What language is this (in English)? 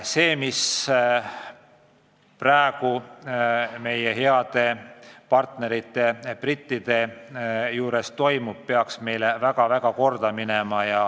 Estonian